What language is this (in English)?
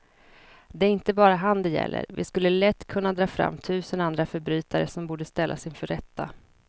Swedish